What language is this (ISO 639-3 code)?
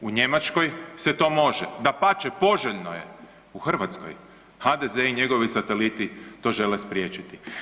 hrv